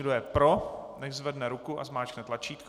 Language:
Czech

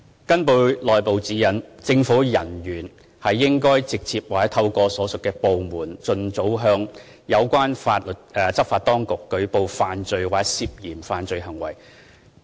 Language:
Cantonese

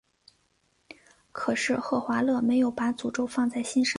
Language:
Chinese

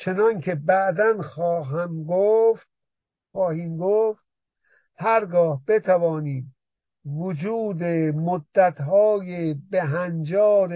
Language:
Persian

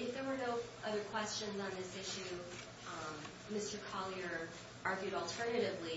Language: English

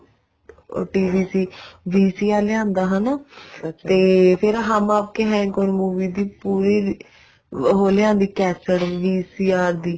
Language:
Punjabi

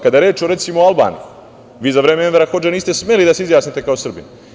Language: Serbian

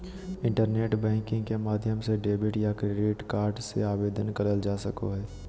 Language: Magahi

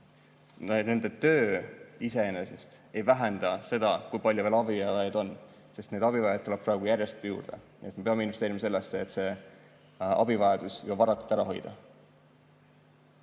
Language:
Estonian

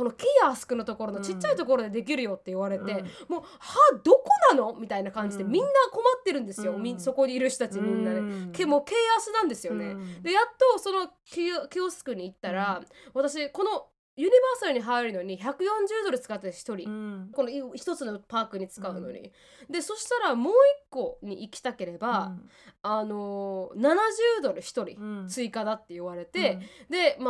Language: Japanese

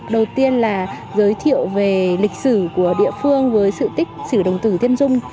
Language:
Vietnamese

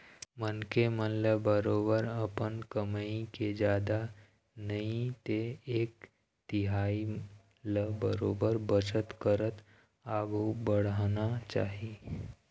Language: Chhattisgarhi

